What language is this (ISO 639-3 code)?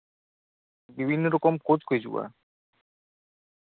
sat